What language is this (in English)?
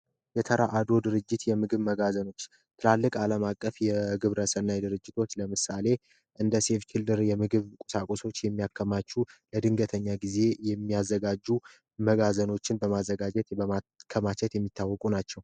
Amharic